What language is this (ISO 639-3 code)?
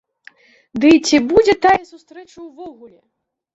bel